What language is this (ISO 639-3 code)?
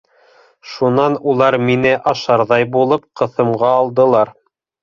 bak